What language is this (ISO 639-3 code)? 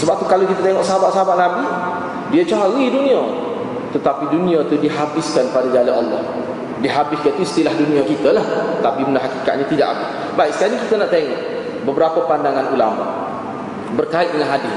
msa